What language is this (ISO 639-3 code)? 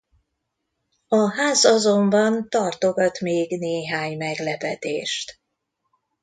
hun